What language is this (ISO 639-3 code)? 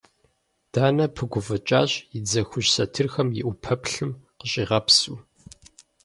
kbd